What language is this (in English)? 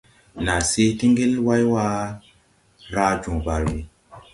Tupuri